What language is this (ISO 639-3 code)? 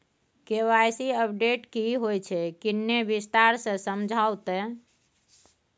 mai